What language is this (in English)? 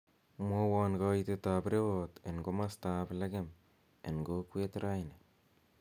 Kalenjin